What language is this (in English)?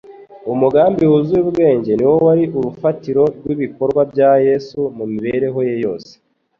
Kinyarwanda